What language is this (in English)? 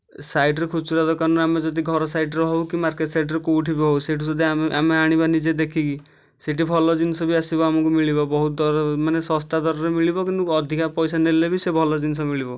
Odia